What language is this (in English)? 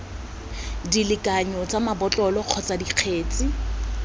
Tswana